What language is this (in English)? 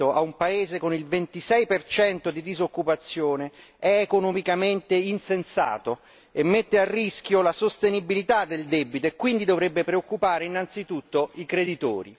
Italian